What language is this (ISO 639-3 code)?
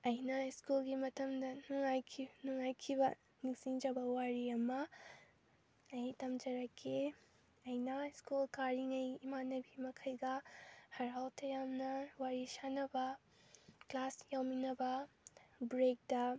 mni